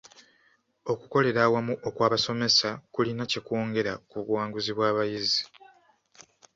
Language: Ganda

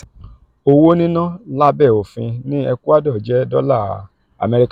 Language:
Yoruba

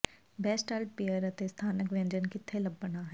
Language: Punjabi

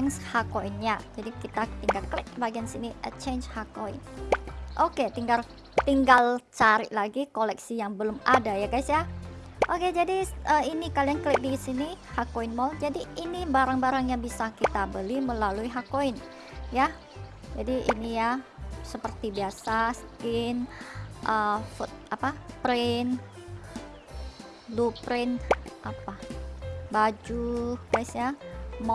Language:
Indonesian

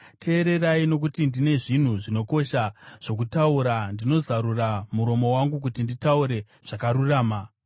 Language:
Shona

